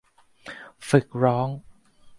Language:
Thai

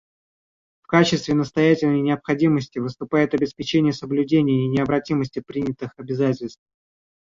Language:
Russian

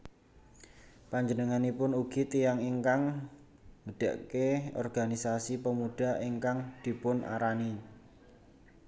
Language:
Javanese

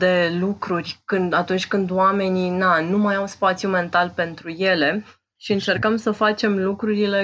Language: Romanian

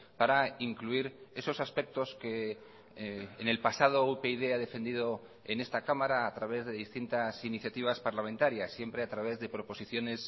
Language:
Spanish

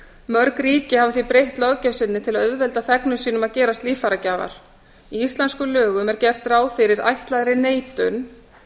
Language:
Icelandic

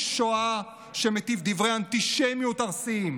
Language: Hebrew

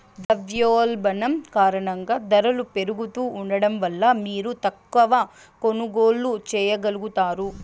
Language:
Telugu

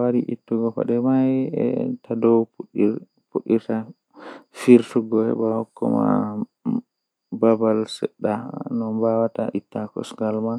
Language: Western Niger Fulfulde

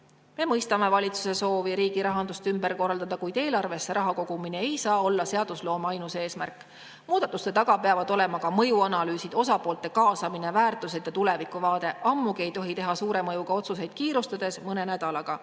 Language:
Estonian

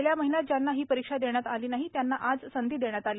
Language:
Marathi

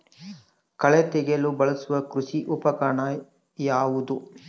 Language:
Kannada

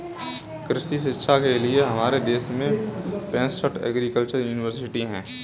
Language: Hindi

